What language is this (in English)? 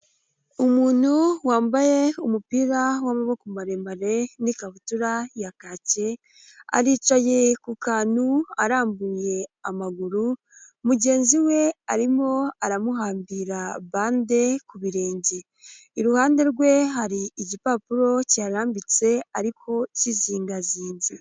Kinyarwanda